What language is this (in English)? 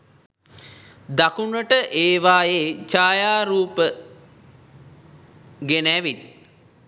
Sinhala